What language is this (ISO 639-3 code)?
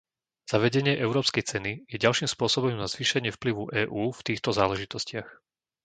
slk